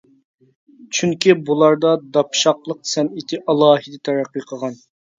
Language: Uyghur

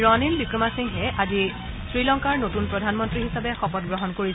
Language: Assamese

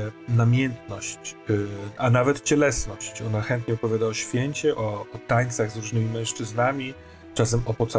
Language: Polish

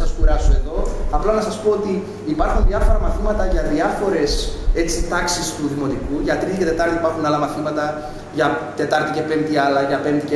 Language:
Greek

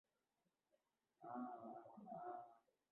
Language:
Urdu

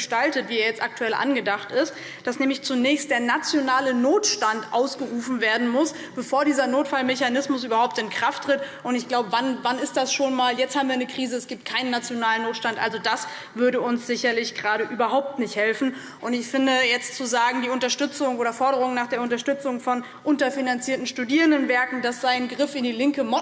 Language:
German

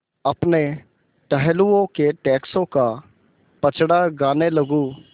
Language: Hindi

